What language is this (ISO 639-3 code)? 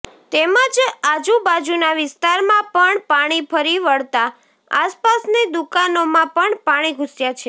guj